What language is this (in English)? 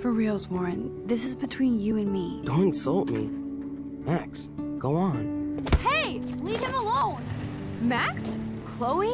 Thai